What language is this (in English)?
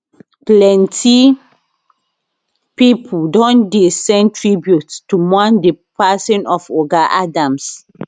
Nigerian Pidgin